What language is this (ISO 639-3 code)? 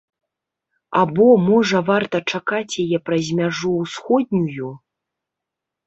bel